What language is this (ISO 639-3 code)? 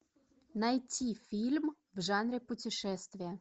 rus